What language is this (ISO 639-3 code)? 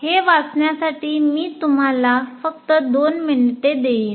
mar